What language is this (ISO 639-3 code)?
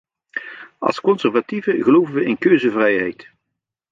nld